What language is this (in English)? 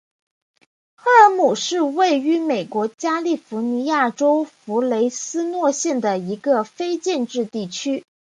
Chinese